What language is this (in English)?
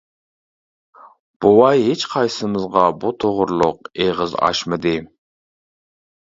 Uyghur